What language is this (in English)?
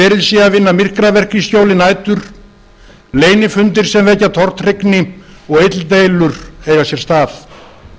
Icelandic